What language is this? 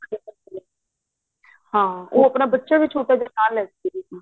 Punjabi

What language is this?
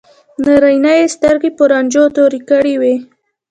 Pashto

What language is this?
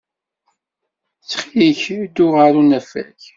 Kabyle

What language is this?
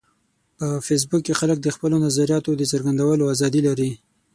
Pashto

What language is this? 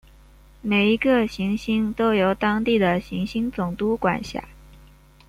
Chinese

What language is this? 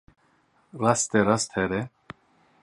Kurdish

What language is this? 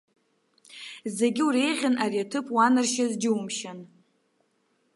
Abkhazian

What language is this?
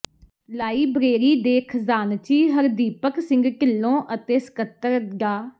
Punjabi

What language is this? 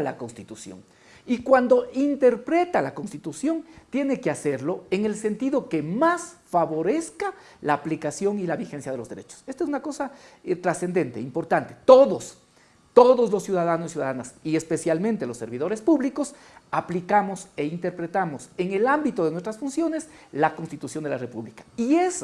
Spanish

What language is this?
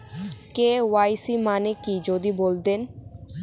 Bangla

